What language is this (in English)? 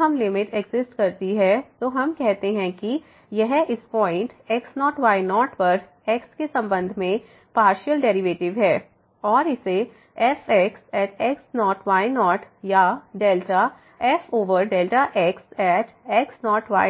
Hindi